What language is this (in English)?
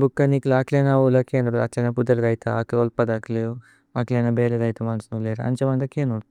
Tulu